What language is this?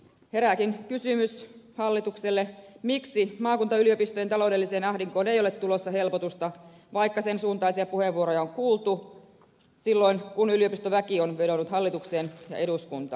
Finnish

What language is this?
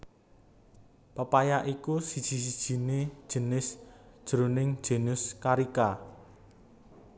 Javanese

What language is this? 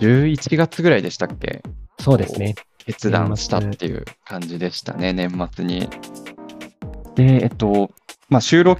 Japanese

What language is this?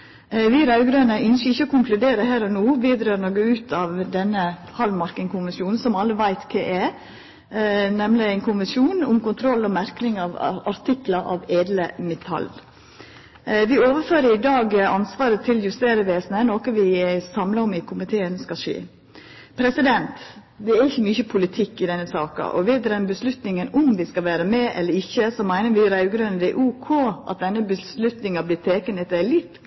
Norwegian Nynorsk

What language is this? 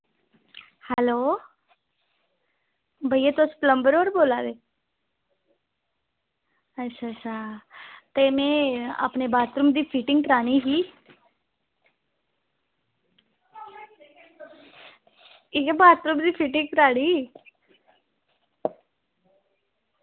Dogri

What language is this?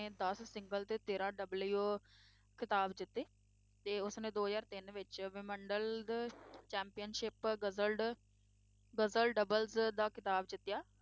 Punjabi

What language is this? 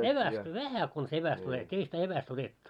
Finnish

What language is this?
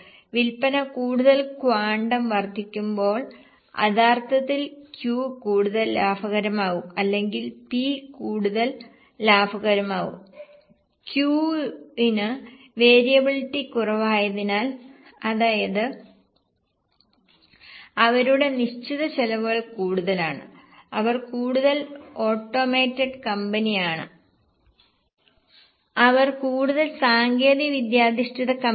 Malayalam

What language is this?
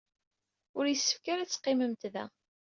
Kabyle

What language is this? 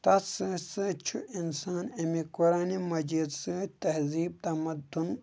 Kashmiri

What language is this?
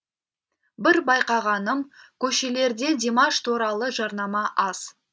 Kazakh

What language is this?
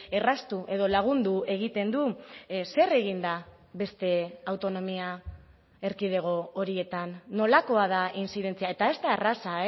Basque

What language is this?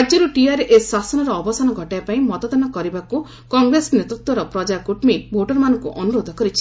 Odia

